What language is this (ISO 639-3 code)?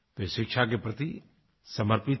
hin